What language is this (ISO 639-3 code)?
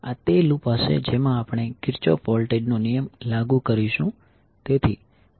guj